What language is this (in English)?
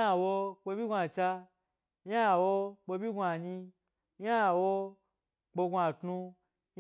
Gbari